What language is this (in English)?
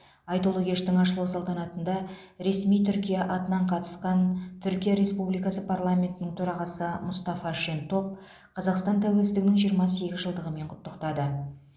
Kazakh